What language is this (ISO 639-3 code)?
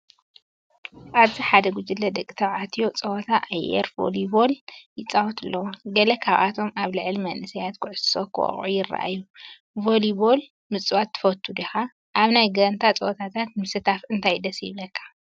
tir